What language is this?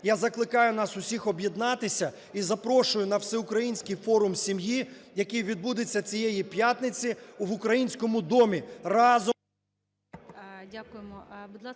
Ukrainian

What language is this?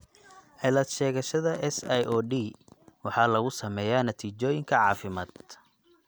Somali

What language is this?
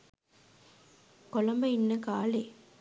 Sinhala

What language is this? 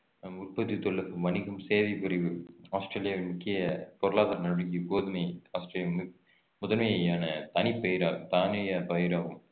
Tamil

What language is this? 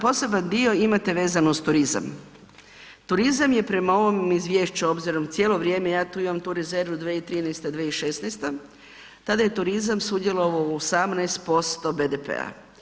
Croatian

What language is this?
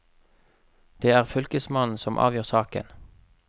Norwegian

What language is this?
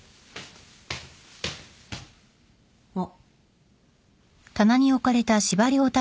Japanese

